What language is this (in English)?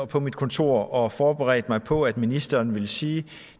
Danish